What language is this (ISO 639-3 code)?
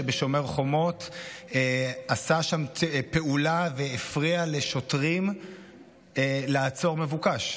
heb